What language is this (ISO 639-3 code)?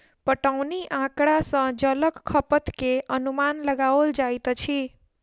mai